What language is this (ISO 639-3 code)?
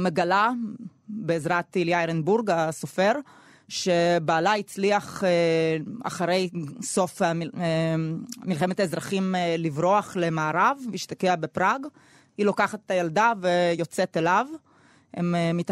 heb